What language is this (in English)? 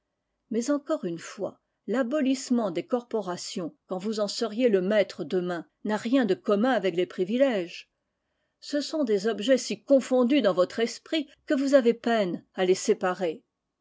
French